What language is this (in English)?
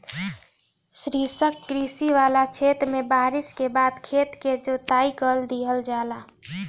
Bhojpuri